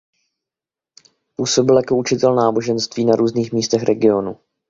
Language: Czech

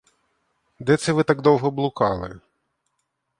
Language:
Ukrainian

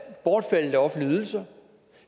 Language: Danish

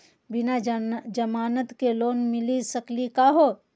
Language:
Magahi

